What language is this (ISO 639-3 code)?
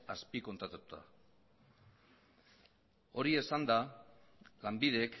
eus